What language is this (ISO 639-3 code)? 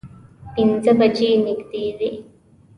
pus